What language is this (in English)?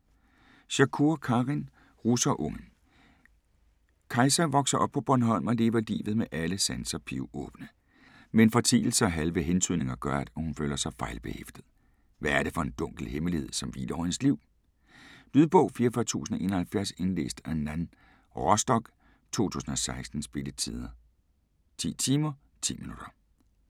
Danish